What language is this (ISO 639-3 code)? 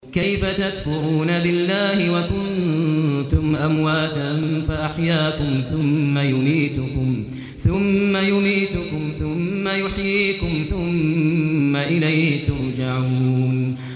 ara